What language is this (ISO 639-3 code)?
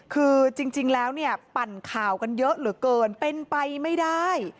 tha